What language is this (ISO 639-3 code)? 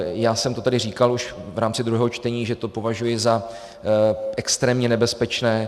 ces